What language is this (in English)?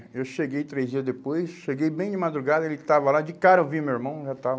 Portuguese